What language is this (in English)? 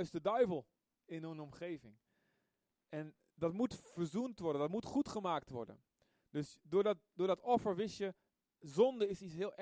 Dutch